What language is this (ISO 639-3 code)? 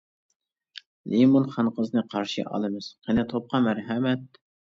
uig